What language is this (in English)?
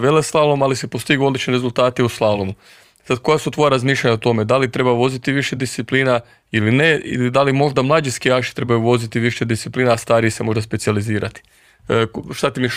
Croatian